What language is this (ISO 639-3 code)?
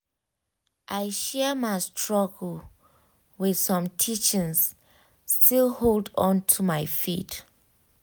pcm